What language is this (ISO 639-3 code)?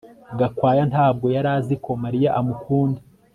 kin